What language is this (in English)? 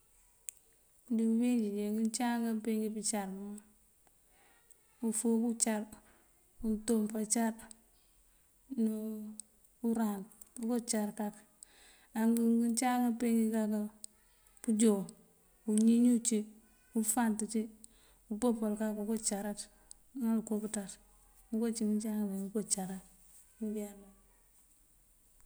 Mandjak